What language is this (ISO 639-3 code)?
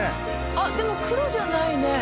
jpn